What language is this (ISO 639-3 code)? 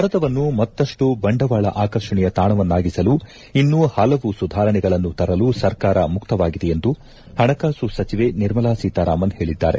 kan